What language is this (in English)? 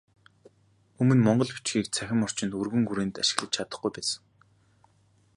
Mongolian